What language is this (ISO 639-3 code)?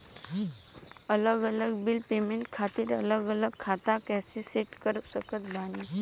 bho